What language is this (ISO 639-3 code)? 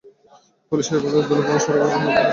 ben